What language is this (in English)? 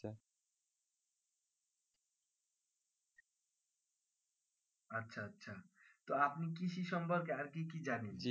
Bangla